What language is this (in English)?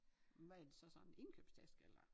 Danish